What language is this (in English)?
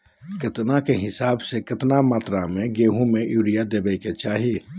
Magahi